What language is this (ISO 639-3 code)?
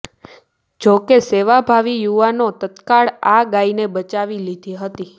guj